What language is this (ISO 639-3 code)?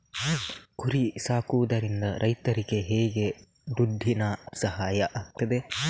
kan